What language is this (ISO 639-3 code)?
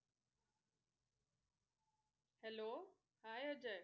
mar